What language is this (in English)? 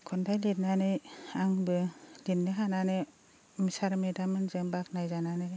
Bodo